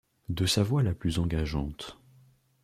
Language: French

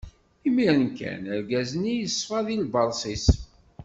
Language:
Kabyle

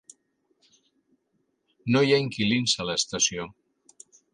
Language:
Catalan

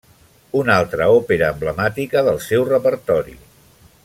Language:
Catalan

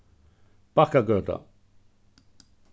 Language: Faroese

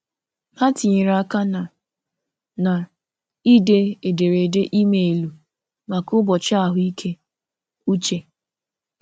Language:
Igbo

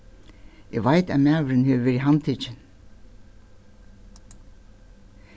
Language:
Faroese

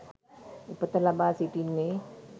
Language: Sinhala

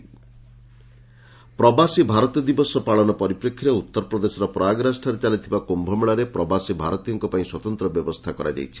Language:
Odia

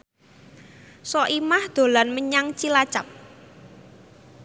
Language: Javanese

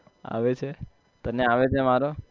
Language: Gujarati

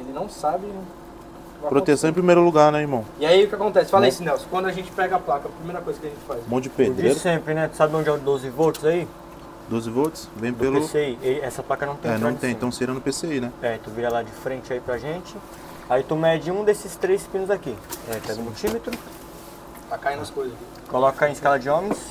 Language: Portuguese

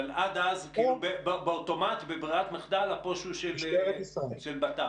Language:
Hebrew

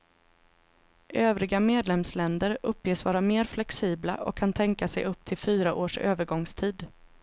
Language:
Swedish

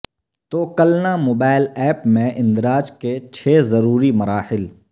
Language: Urdu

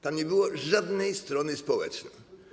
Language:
Polish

